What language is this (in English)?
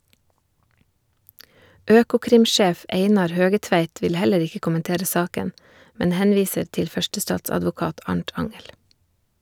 Norwegian